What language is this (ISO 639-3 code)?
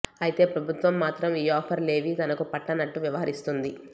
tel